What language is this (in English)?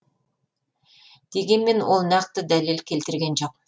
Kazakh